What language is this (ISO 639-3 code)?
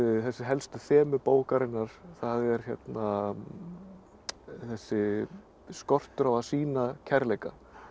isl